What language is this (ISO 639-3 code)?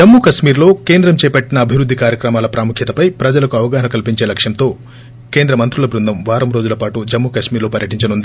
tel